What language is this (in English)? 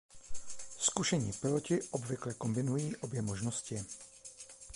Czech